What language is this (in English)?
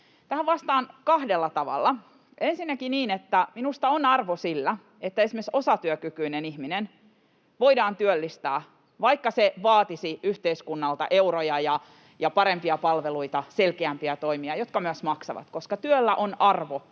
Finnish